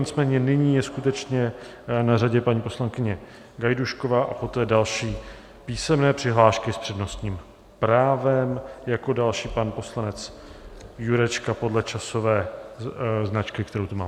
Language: Czech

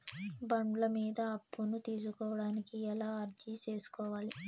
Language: Telugu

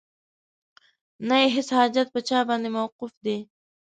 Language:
Pashto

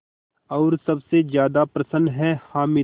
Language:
Hindi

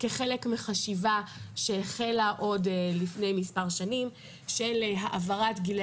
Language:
Hebrew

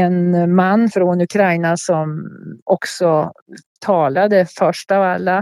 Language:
Swedish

